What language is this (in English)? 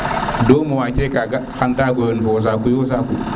Serer